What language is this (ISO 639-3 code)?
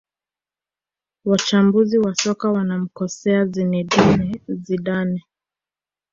swa